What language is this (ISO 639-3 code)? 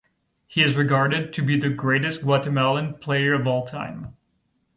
eng